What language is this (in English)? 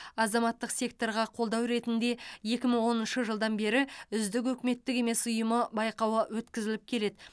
Kazakh